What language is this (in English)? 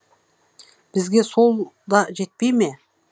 Kazakh